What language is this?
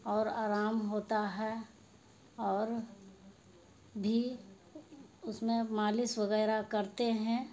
Urdu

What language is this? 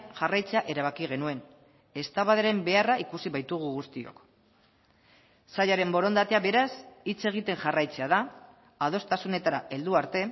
Basque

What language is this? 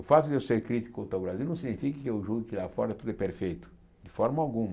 Portuguese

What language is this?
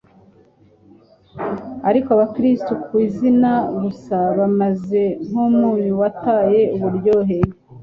Kinyarwanda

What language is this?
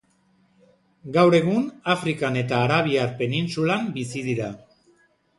Basque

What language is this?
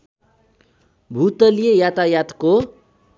Nepali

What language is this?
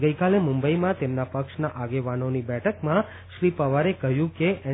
Gujarati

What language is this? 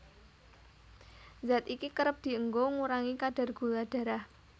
Javanese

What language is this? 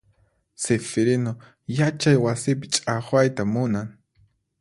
Puno Quechua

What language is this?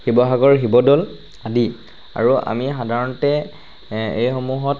Assamese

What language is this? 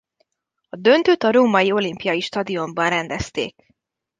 Hungarian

